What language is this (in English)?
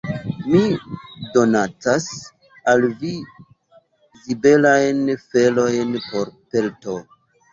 Esperanto